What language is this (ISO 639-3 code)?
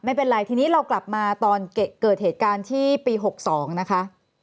tha